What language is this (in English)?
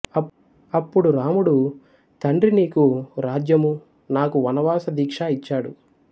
Telugu